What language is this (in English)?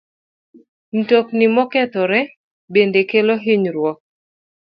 Luo (Kenya and Tanzania)